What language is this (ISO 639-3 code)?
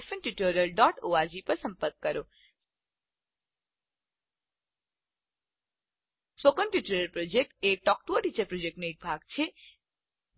guj